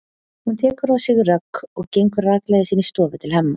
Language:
Icelandic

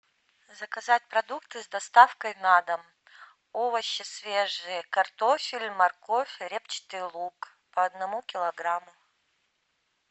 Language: Russian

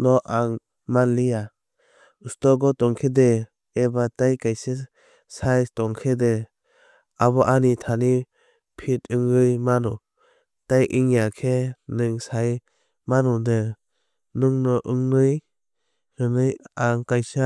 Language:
Kok Borok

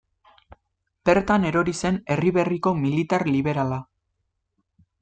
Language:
Basque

